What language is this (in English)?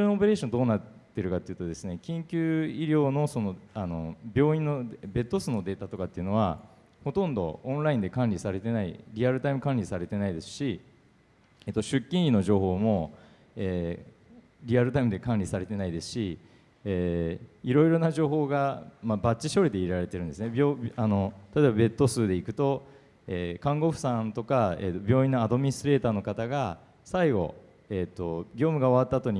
Japanese